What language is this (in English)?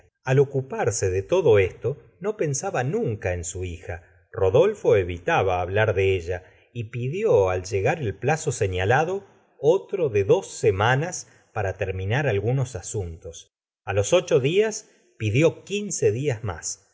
Spanish